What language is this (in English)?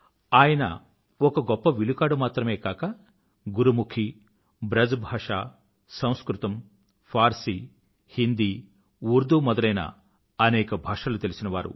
Telugu